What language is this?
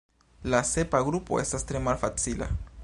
Esperanto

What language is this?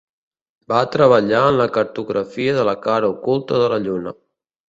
Catalan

